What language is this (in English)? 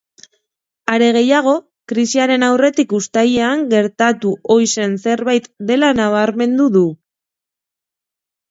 Basque